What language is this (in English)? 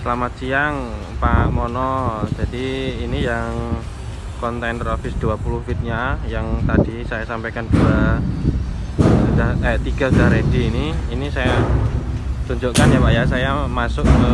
Indonesian